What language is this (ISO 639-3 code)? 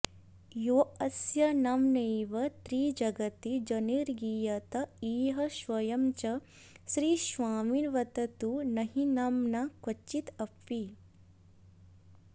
san